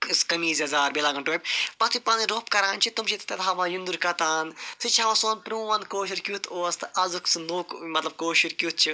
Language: Kashmiri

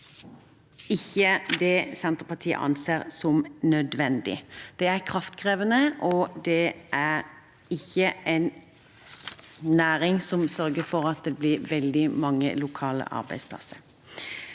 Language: Norwegian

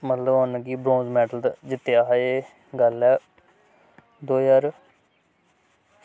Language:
Dogri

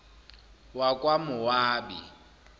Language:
Zulu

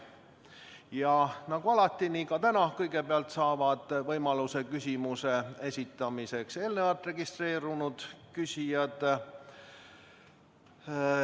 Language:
Estonian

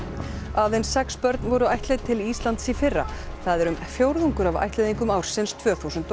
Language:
Icelandic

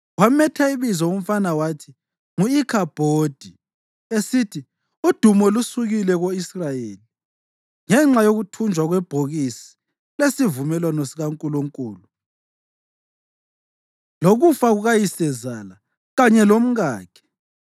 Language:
North Ndebele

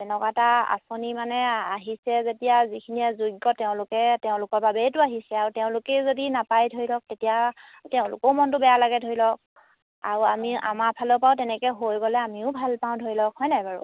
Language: Assamese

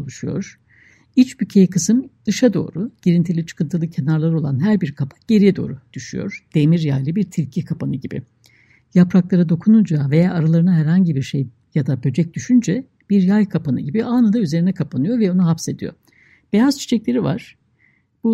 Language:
Turkish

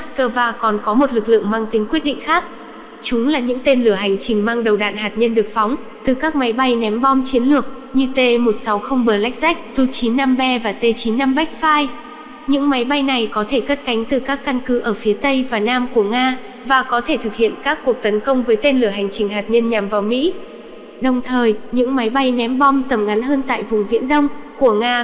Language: Vietnamese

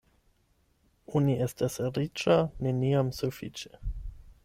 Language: Esperanto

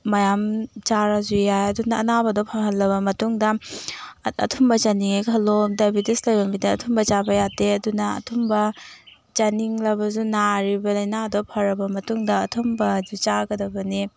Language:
Manipuri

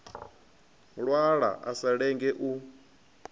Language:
Venda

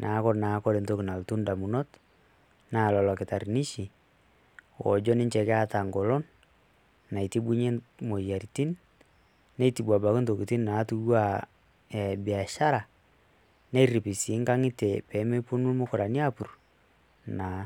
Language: Masai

